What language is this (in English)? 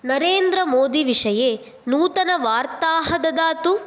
Sanskrit